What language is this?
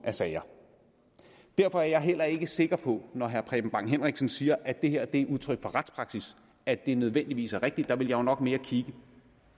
Danish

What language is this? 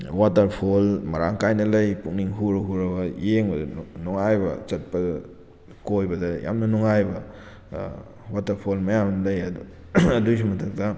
Manipuri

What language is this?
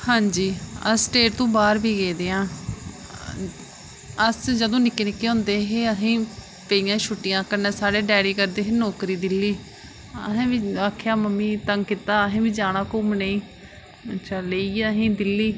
Dogri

